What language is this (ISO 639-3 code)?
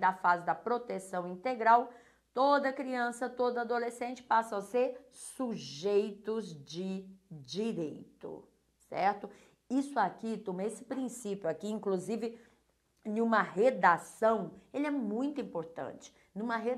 por